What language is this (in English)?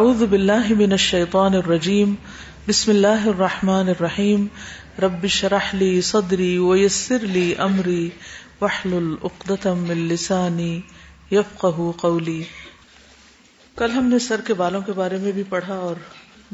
Urdu